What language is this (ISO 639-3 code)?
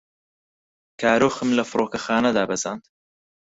ckb